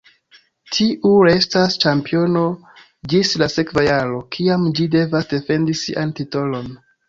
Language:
Esperanto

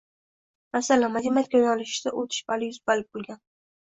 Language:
Uzbek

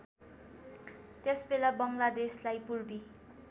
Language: Nepali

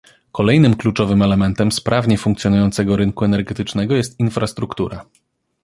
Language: Polish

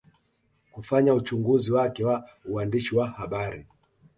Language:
Swahili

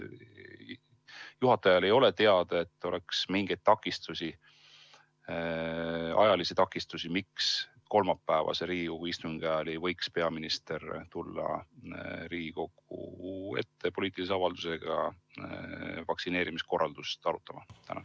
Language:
Estonian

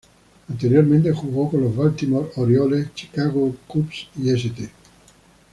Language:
Spanish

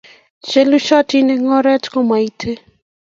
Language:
Kalenjin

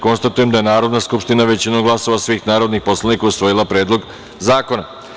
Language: Serbian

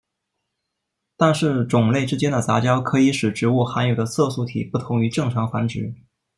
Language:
Chinese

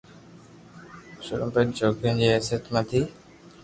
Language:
Loarki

